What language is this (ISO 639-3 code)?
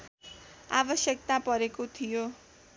nep